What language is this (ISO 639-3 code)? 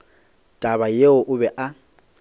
nso